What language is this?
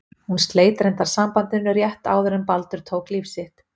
Icelandic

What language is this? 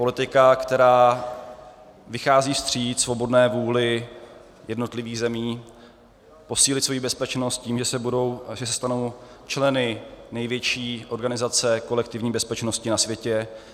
Czech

